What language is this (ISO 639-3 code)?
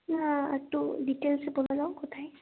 ben